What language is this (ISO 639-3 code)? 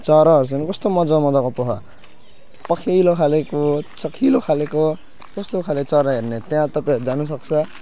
nep